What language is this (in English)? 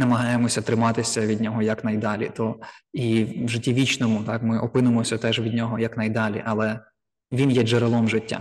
Ukrainian